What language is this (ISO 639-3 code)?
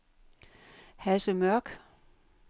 dan